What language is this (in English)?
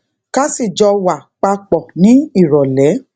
Yoruba